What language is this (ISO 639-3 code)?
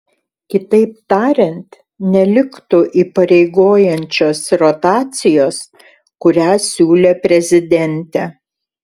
lit